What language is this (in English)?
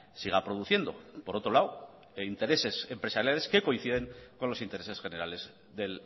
Spanish